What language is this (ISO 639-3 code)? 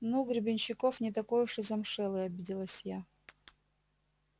rus